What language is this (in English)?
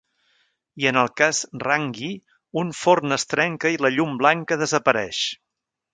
Catalan